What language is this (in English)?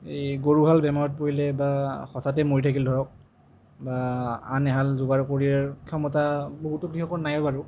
Assamese